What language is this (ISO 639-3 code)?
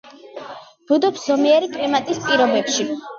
kat